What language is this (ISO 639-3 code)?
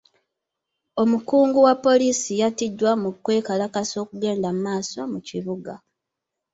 lug